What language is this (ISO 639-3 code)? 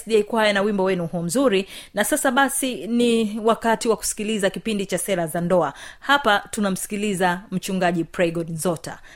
swa